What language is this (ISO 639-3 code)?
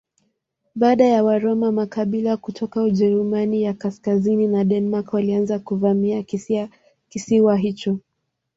swa